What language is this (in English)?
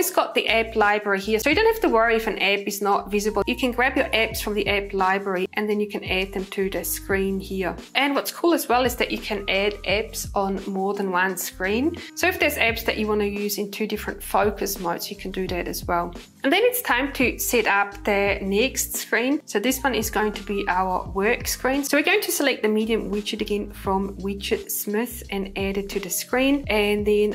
English